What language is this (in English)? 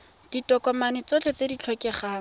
Tswana